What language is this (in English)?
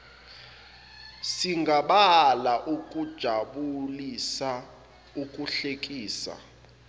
Zulu